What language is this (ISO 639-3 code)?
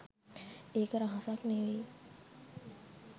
sin